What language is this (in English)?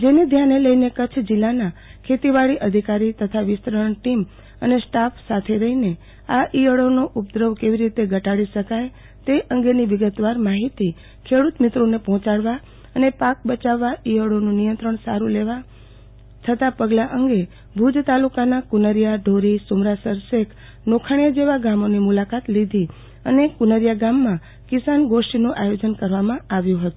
Gujarati